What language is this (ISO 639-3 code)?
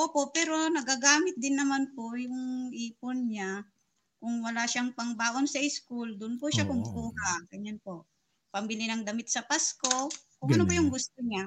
fil